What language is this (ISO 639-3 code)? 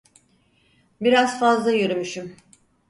tur